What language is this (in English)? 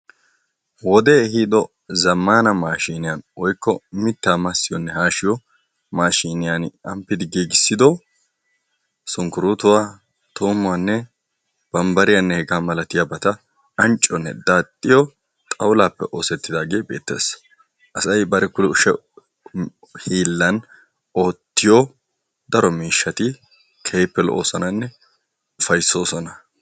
Wolaytta